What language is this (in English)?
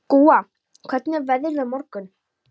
Icelandic